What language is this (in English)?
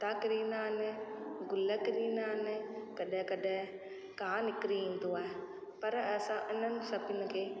Sindhi